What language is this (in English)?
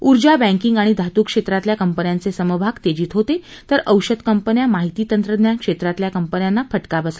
Marathi